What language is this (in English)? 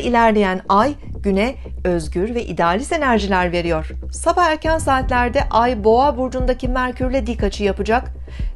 Turkish